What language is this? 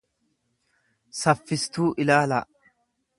Oromo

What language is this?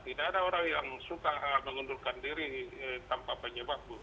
Indonesian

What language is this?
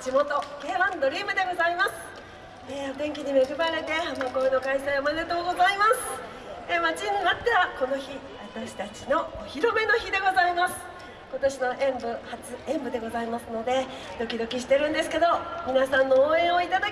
Japanese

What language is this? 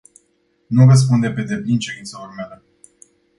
Romanian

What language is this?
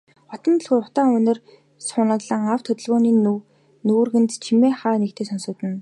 Mongolian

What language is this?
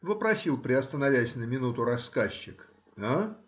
Russian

